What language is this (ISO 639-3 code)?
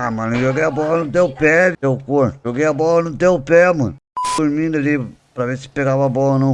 por